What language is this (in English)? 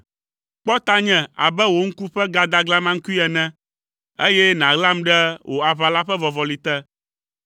Ewe